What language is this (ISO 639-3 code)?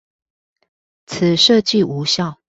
zho